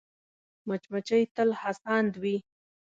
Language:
Pashto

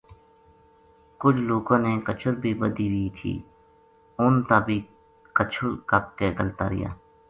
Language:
Gujari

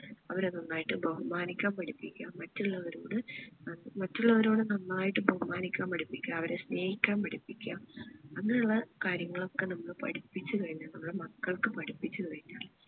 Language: Malayalam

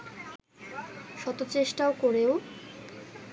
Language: Bangla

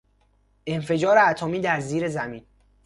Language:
Persian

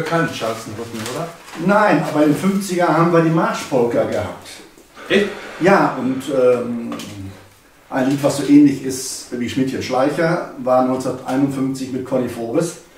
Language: German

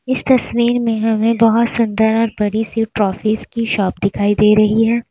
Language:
Hindi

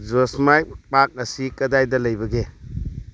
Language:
Manipuri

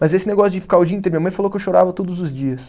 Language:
Portuguese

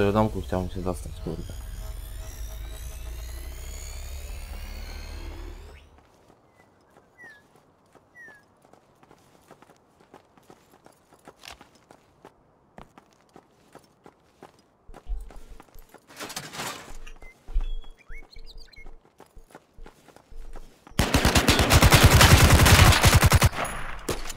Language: Polish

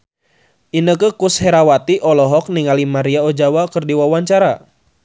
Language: Sundanese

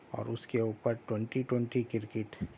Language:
Urdu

